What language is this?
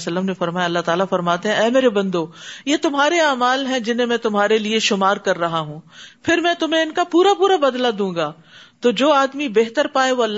Urdu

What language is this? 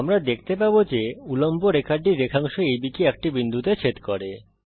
Bangla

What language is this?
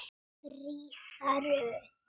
Icelandic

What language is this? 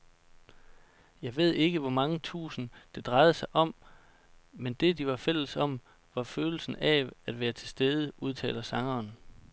Danish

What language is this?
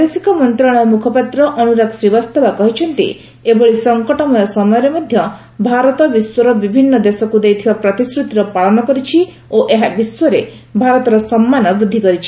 Odia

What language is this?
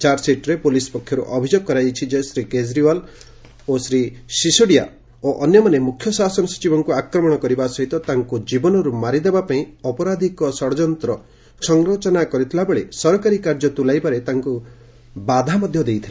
Odia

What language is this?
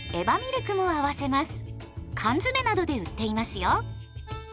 Japanese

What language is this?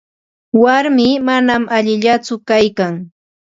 Ambo-Pasco Quechua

